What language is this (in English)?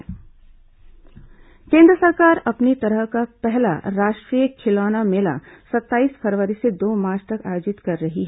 Hindi